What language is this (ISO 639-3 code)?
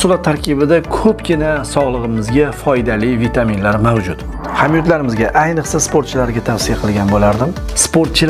tur